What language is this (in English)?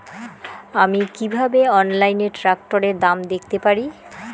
Bangla